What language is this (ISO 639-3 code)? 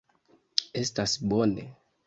epo